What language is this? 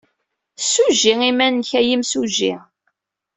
Kabyle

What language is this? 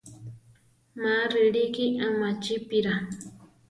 Central Tarahumara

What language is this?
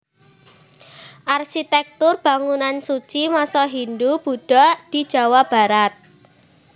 Javanese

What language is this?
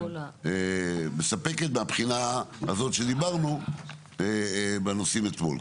Hebrew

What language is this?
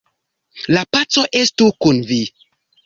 Esperanto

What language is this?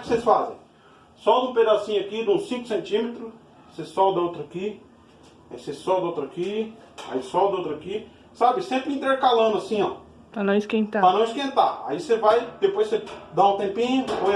Portuguese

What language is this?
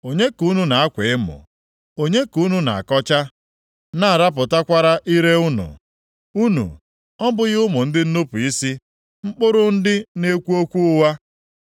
Igbo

